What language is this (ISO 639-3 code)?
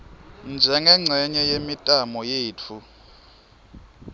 ssw